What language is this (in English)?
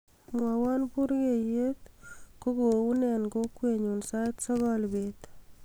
Kalenjin